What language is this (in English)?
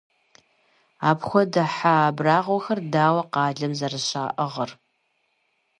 Kabardian